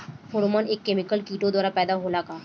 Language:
Bhojpuri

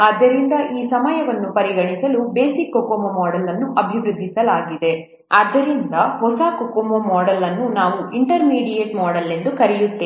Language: Kannada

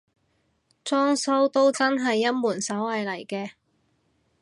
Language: Cantonese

